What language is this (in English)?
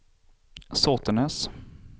Swedish